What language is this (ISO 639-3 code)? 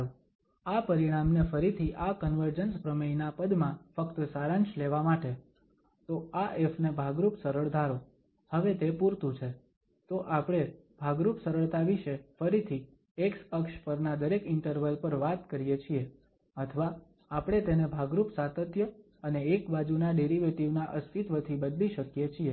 guj